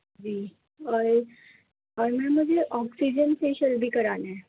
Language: Urdu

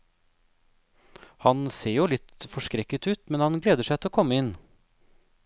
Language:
Norwegian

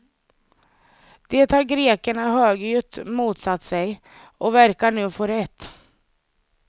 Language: Swedish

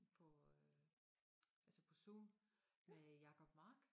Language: Danish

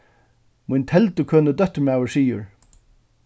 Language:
Faroese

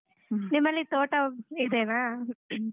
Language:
Kannada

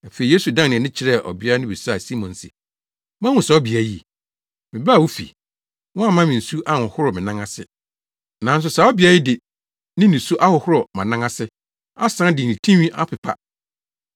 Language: Akan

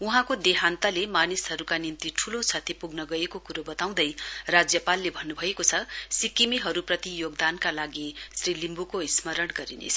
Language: Nepali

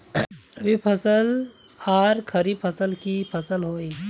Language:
Magahi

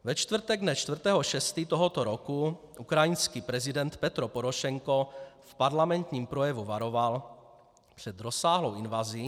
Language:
Czech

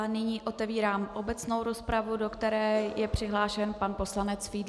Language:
Czech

